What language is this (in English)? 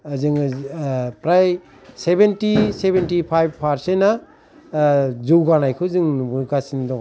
Bodo